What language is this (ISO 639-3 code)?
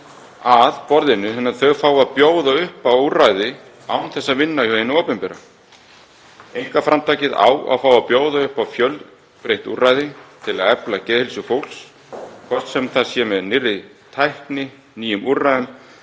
isl